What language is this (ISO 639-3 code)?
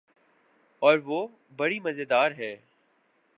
urd